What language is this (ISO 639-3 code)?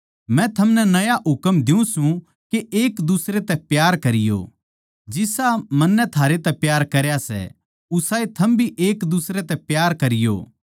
bgc